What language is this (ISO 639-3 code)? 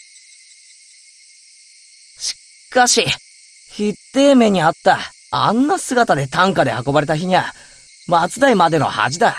jpn